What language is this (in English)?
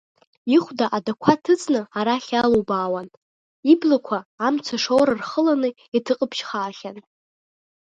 Abkhazian